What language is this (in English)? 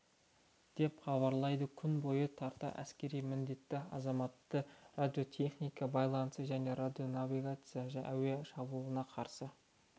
Kazakh